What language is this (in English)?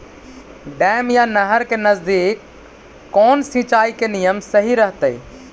Magahi